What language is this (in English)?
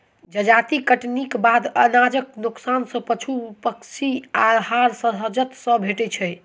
Maithili